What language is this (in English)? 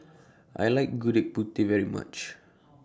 English